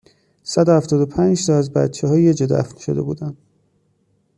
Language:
Persian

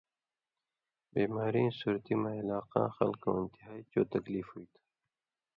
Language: Indus Kohistani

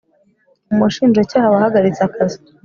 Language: Kinyarwanda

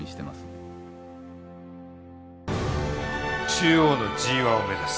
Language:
Japanese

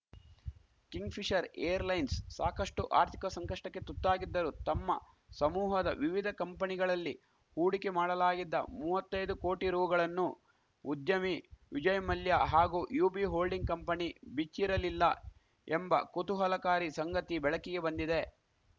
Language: Kannada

